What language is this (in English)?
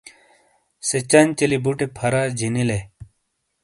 Shina